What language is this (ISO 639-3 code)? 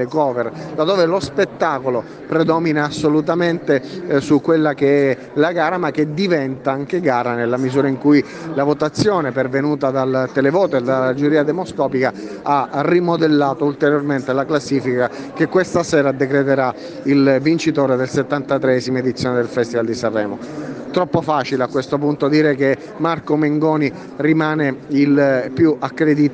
ita